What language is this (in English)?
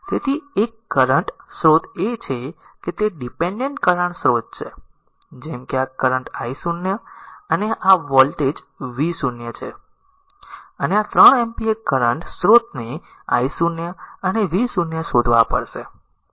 Gujarati